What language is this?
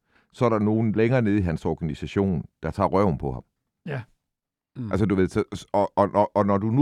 Danish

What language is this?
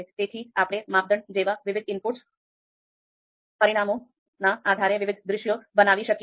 Gujarati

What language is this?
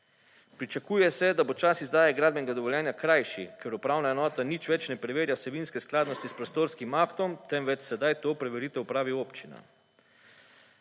Slovenian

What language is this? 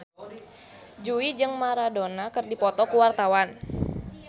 Sundanese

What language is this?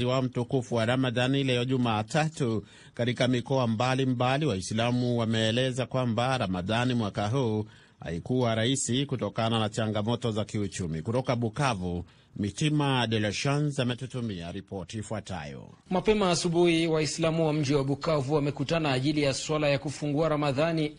Swahili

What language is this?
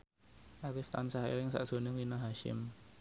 Javanese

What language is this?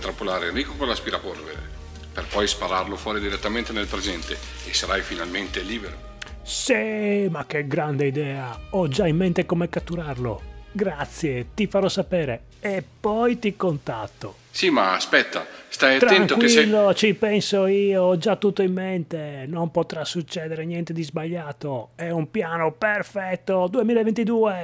Italian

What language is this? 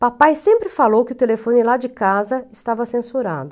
Portuguese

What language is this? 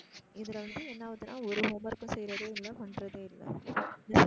Tamil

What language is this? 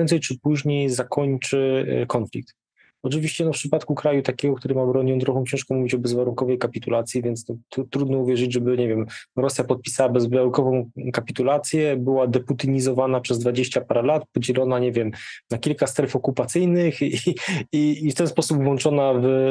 Polish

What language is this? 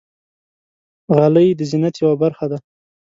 Pashto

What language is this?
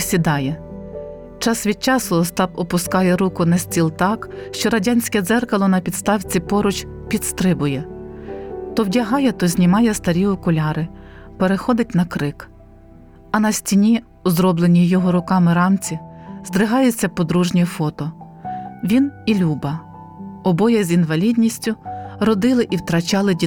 Ukrainian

